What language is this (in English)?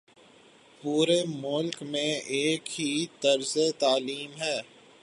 Urdu